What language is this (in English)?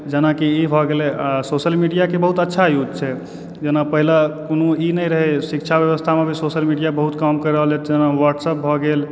Maithili